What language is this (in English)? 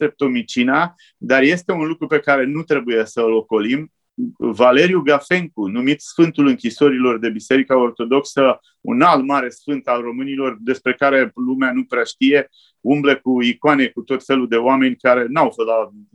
Romanian